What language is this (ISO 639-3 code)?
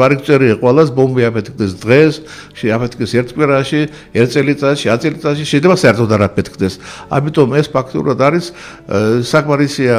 ron